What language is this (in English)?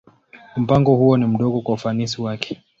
Swahili